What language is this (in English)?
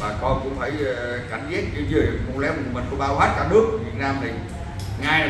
Vietnamese